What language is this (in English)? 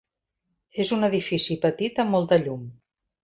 Catalan